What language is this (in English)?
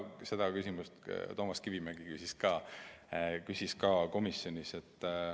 Estonian